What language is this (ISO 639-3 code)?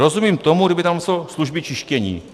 ces